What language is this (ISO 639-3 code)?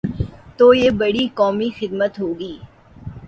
urd